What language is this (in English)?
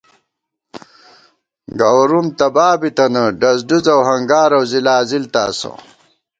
Gawar-Bati